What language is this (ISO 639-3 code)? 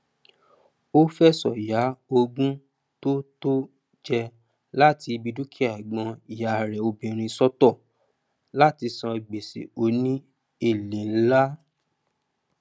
yor